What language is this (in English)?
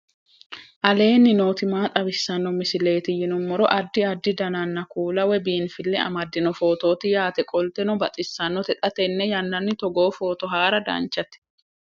Sidamo